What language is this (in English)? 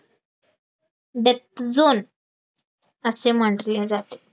Marathi